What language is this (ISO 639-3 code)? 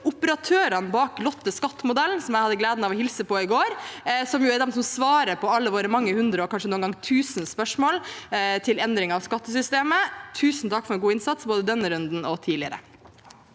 nor